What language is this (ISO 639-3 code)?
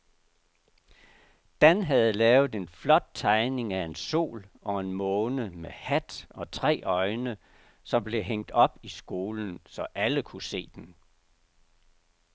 dan